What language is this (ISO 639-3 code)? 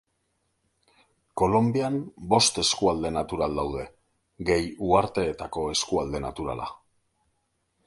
eus